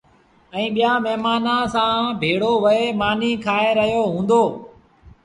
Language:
Sindhi Bhil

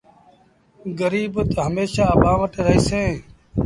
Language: Sindhi Bhil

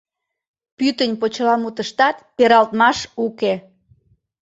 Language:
Mari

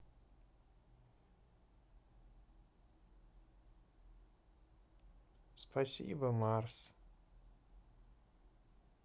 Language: Russian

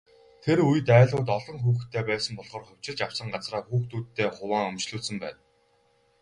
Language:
Mongolian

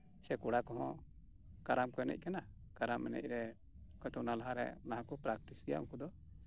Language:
Santali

